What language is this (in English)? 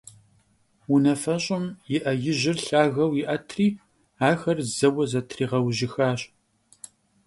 Kabardian